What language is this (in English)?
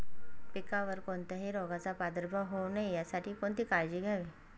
Marathi